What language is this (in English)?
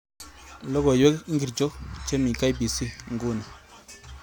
Kalenjin